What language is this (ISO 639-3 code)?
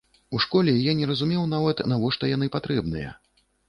bel